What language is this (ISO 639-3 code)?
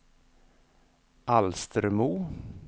swe